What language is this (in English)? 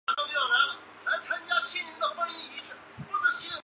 Chinese